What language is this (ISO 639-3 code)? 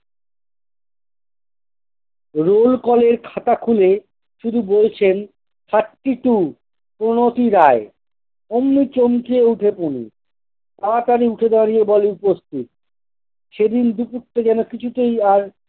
ben